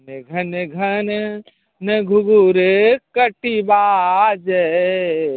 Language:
Maithili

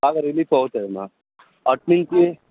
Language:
Telugu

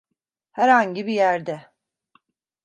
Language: Turkish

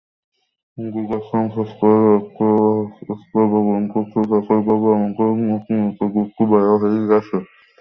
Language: Bangla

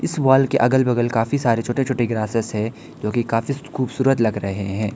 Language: Hindi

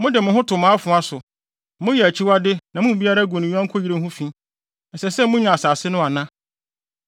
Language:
Akan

